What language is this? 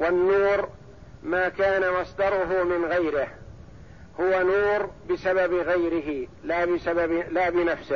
Arabic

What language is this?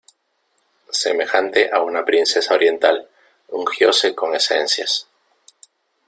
Spanish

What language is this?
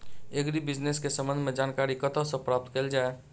Maithili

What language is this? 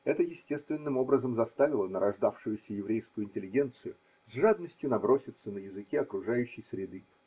Russian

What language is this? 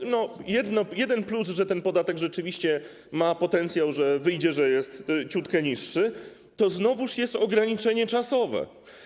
Polish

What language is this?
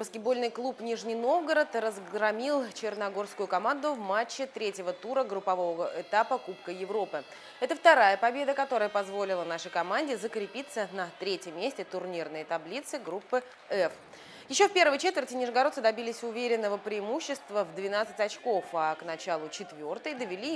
Russian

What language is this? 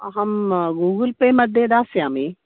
Sanskrit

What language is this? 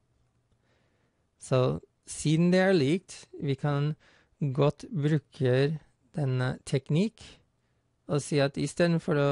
Norwegian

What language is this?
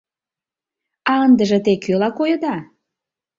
Mari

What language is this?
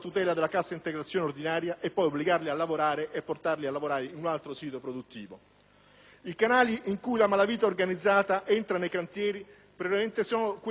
Italian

